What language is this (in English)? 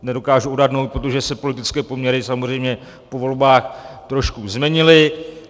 Czech